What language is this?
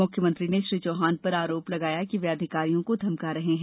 Hindi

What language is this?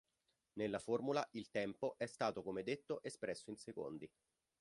Italian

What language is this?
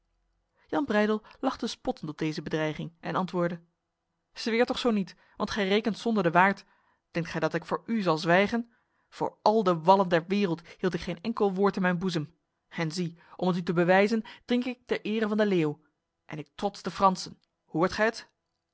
Dutch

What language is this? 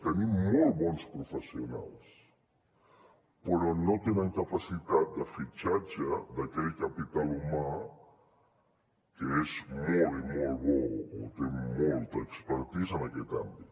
Catalan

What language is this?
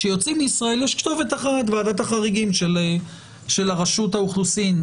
Hebrew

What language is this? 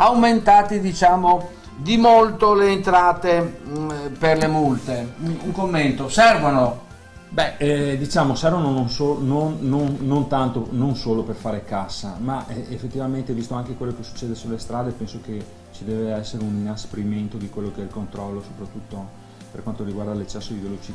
Italian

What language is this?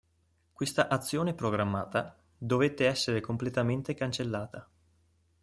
Italian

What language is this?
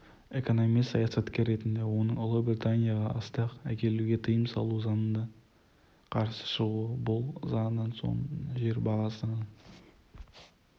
Kazakh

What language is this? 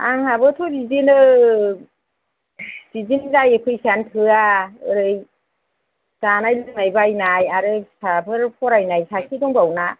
Bodo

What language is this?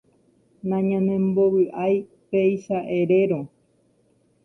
Guarani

